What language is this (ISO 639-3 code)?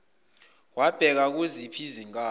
zul